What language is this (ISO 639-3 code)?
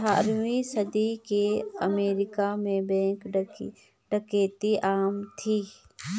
hin